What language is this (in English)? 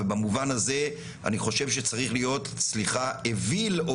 Hebrew